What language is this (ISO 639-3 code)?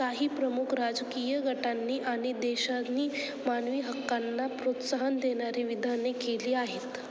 mar